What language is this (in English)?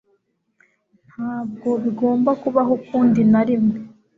Kinyarwanda